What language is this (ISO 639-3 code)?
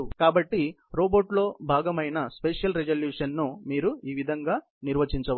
tel